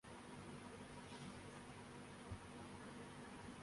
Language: Urdu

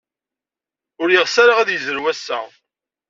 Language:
Kabyle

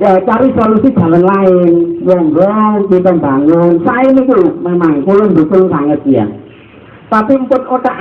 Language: Indonesian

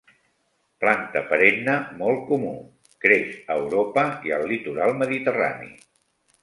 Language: Catalan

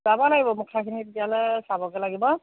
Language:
Assamese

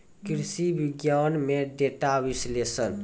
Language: Maithili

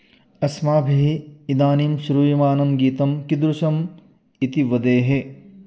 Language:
Sanskrit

